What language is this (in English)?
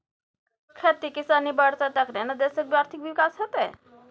Maithili